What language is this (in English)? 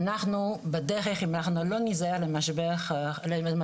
Hebrew